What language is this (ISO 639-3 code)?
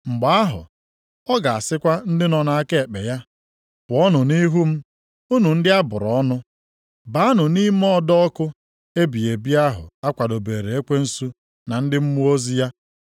ibo